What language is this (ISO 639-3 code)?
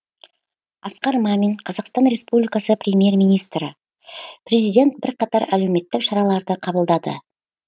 kaz